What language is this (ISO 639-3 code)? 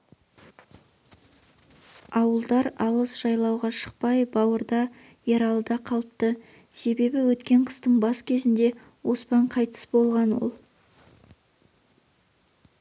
kaz